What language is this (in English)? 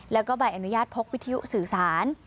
Thai